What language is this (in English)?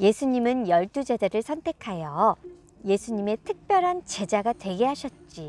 Korean